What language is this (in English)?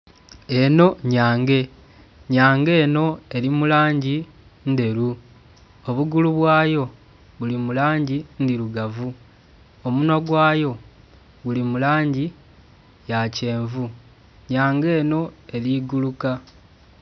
Soga